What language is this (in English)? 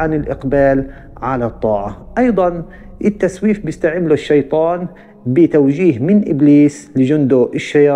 Arabic